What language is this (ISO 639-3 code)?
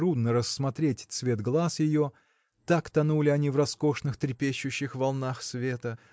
rus